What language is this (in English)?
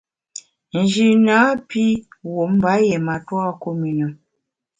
Bamun